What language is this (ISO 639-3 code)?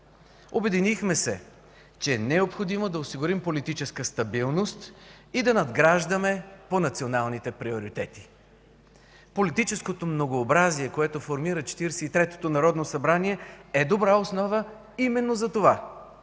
bul